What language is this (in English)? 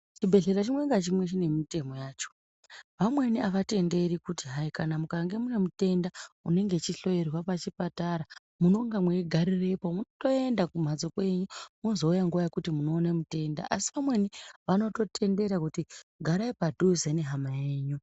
Ndau